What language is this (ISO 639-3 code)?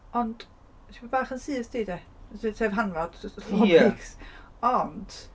cym